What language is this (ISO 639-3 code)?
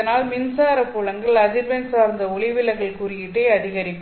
tam